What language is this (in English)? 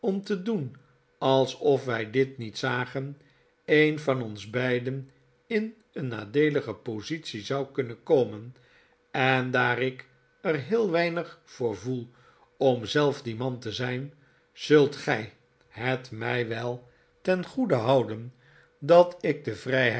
Dutch